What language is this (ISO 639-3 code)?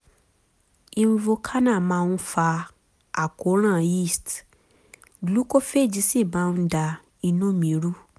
yor